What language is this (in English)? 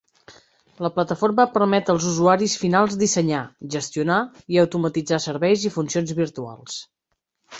Catalan